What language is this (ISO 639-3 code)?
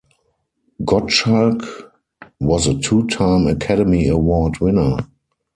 eng